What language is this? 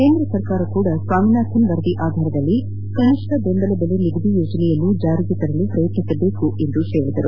Kannada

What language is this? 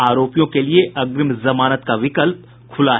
Hindi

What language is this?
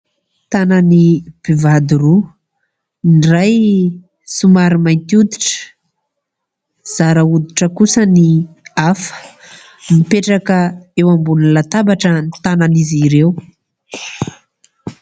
Malagasy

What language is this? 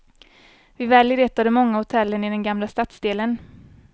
Swedish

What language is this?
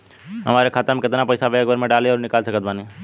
Bhojpuri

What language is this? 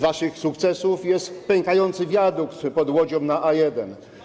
Polish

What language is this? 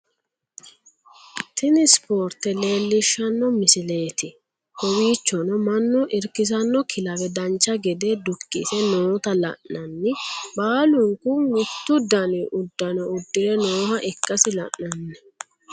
Sidamo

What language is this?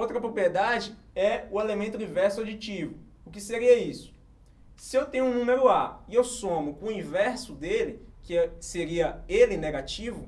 Portuguese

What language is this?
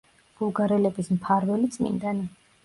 Georgian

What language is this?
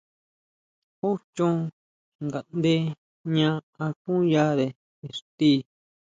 Huautla Mazatec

